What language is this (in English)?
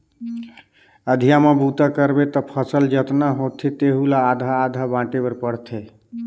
Chhattisgarhi